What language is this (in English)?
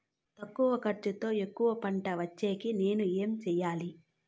Telugu